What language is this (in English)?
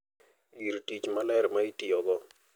Luo (Kenya and Tanzania)